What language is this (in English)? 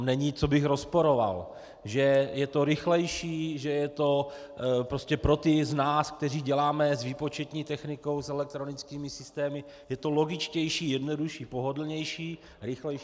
Czech